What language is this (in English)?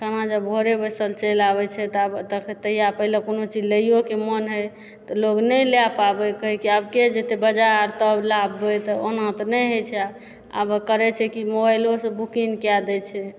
Maithili